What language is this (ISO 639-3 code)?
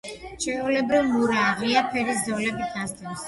kat